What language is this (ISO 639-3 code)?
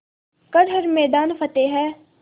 hin